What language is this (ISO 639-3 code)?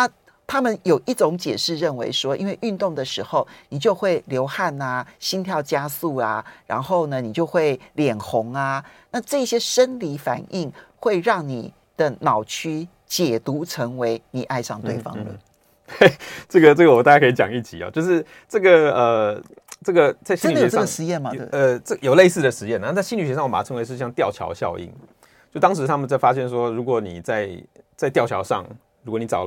zho